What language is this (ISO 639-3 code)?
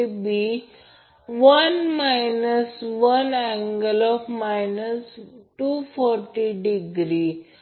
mar